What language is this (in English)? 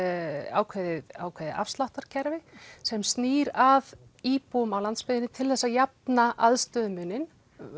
Icelandic